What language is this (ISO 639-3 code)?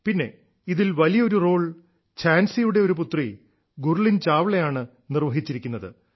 mal